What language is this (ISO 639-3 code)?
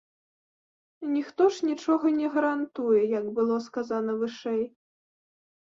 bel